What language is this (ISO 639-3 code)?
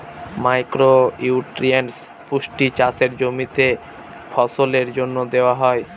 ben